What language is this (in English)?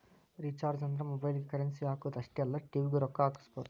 Kannada